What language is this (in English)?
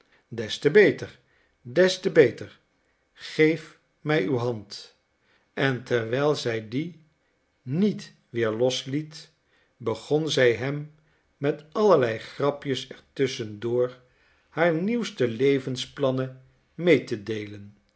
Dutch